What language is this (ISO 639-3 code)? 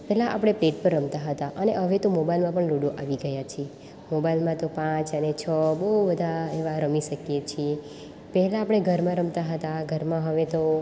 guj